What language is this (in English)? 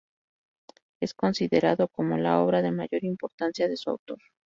Spanish